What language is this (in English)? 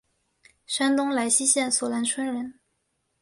Chinese